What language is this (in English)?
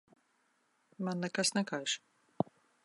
Latvian